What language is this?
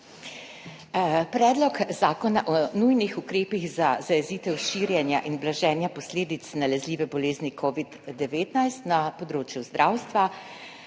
Slovenian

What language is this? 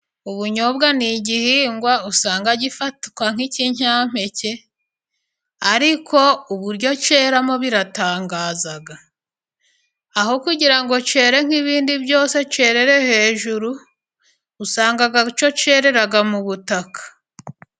Kinyarwanda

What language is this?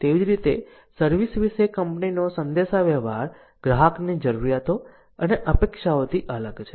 Gujarati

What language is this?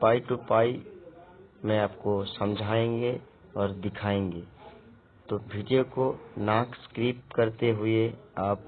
Hindi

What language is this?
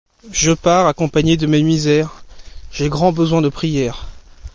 French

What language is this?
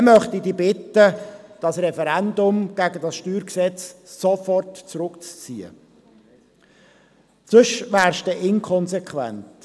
Swiss German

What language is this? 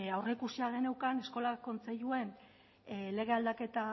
Basque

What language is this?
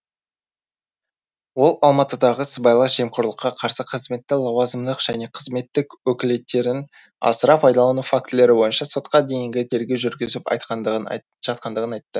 Kazakh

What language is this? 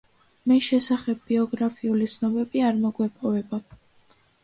Georgian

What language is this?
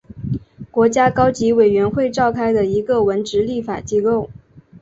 Chinese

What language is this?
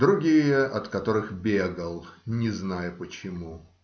Russian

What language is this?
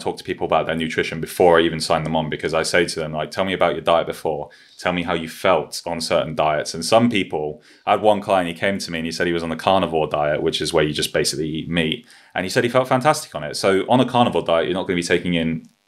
English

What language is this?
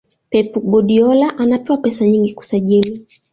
Swahili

